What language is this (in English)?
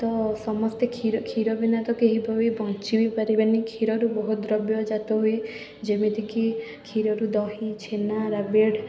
Odia